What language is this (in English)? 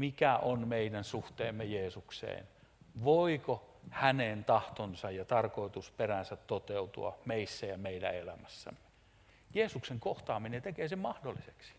Finnish